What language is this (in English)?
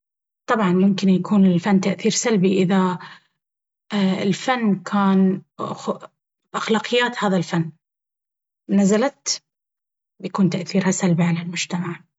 Baharna Arabic